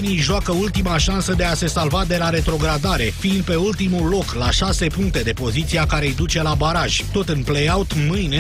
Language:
Romanian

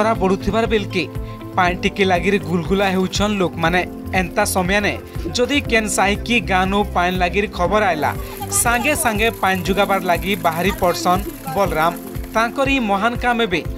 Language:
Hindi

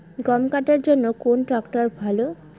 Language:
Bangla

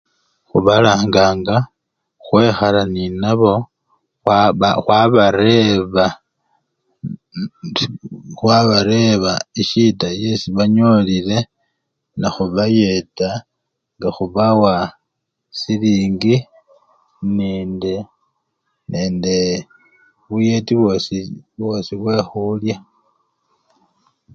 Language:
Luyia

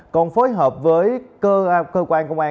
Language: Vietnamese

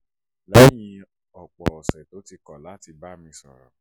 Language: Yoruba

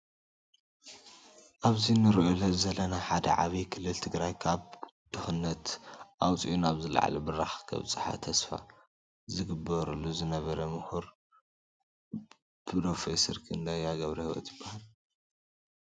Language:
Tigrinya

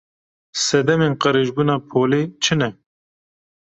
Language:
Kurdish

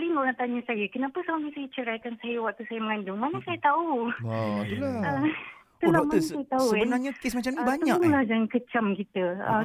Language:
Malay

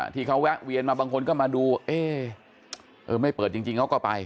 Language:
Thai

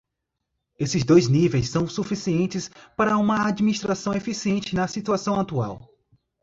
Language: Portuguese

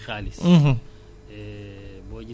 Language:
Wolof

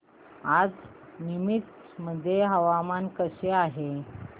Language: Marathi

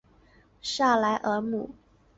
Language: Chinese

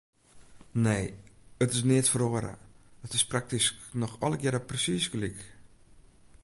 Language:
Western Frisian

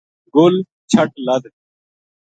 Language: Gujari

